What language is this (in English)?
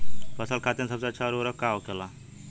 Bhojpuri